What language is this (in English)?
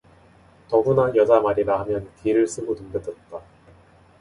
Korean